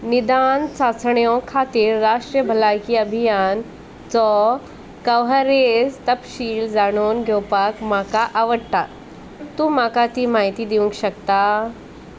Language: Konkani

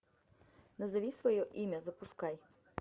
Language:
Russian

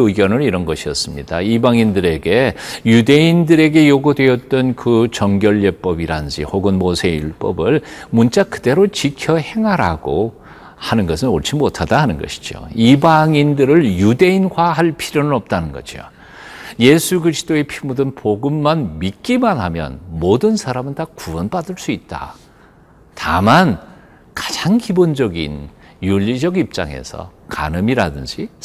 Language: Korean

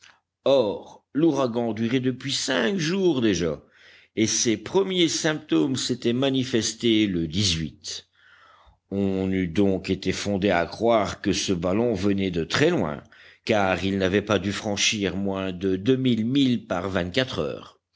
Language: French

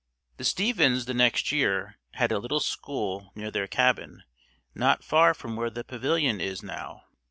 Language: English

